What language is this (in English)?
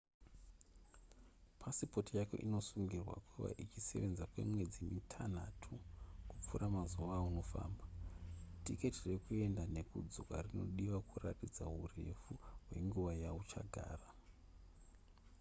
Shona